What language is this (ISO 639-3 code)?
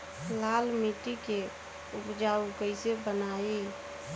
bho